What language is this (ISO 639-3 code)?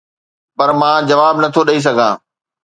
snd